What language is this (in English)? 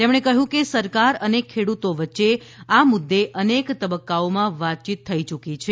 Gujarati